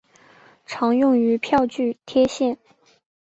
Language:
Chinese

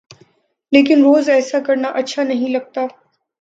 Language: Urdu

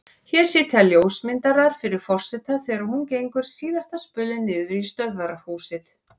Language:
Icelandic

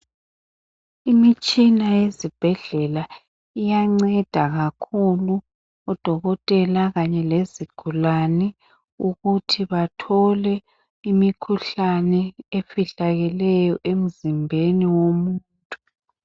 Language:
North Ndebele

